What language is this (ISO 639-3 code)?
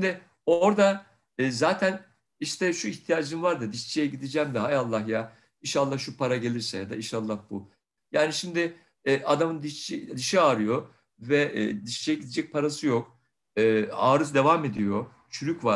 tur